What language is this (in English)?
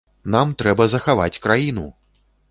Belarusian